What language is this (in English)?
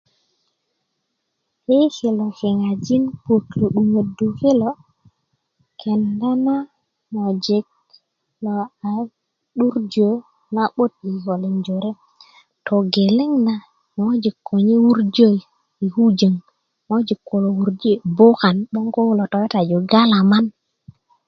Kuku